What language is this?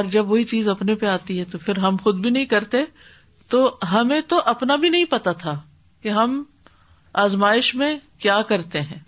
Urdu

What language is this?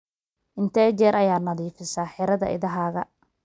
Somali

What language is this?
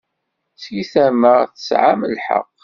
Kabyle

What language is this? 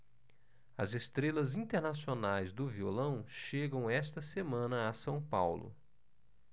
Portuguese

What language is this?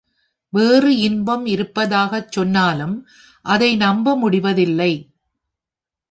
Tamil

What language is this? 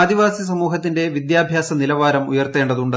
Malayalam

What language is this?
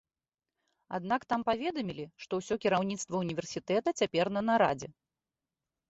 Belarusian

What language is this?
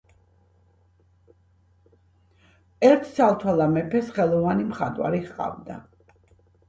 Georgian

